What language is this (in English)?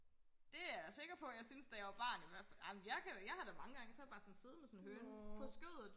Danish